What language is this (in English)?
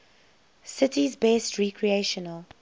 English